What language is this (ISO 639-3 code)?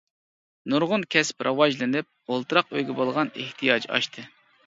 uig